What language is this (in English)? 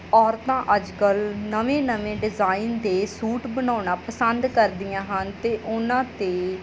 Punjabi